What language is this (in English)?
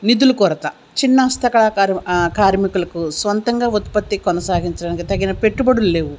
Telugu